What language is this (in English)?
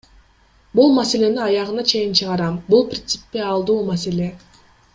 Kyrgyz